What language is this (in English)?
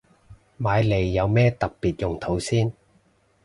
Cantonese